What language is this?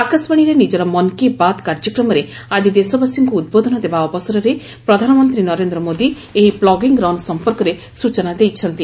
Odia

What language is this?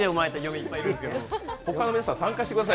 Japanese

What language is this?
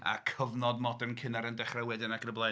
Welsh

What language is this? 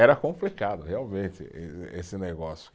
Portuguese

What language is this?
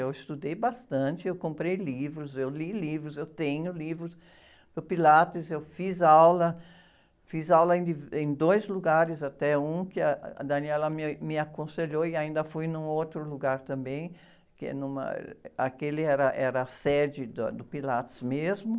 Portuguese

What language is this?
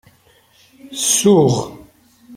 Kabyle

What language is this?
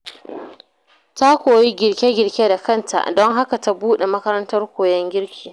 Hausa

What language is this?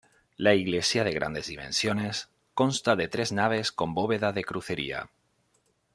Spanish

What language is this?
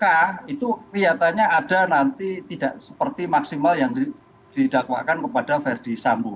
Indonesian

